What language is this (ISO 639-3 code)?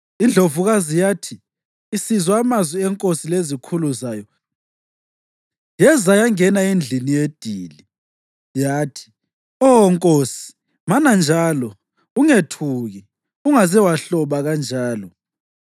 nde